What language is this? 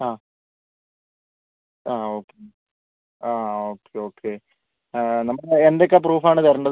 Malayalam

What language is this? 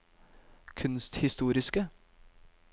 Norwegian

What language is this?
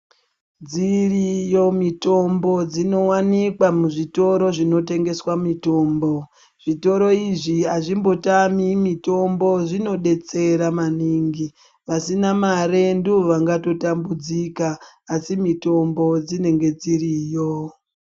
Ndau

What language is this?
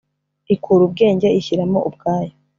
Kinyarwanda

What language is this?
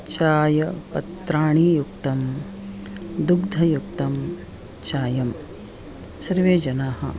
Sanskrit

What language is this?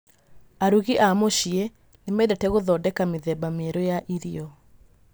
Kikuyu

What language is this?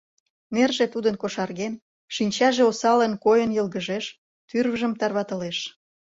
Mari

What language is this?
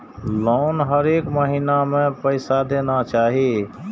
Maithili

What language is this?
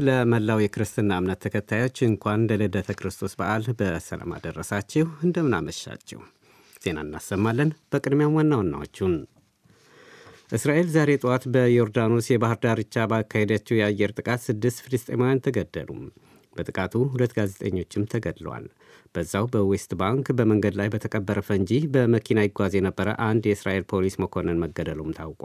Amharic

